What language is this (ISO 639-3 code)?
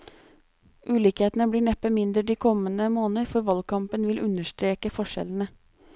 nor